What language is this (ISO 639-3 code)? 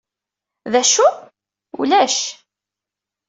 kab